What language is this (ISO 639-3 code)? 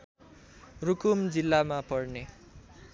nep